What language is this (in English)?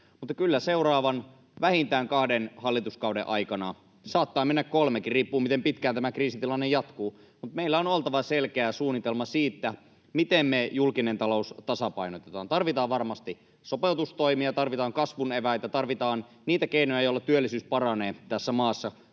Finnish